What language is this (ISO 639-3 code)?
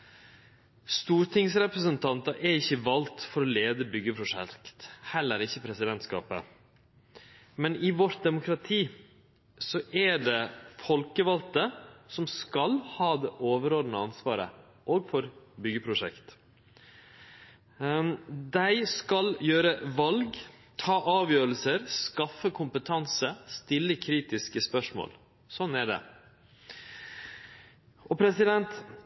nno